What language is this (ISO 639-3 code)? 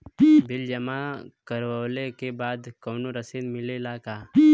bho